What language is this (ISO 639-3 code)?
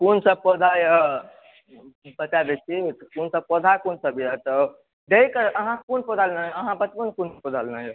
mai